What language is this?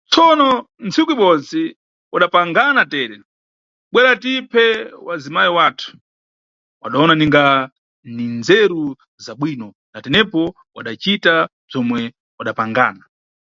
Nyungwe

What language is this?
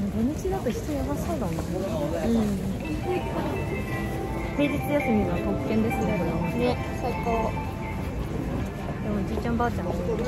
Japanese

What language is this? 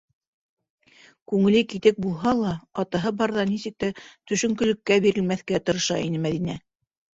Bashkir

